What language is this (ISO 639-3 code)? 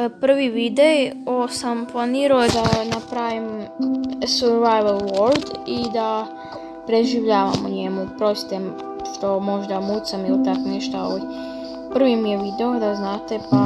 srp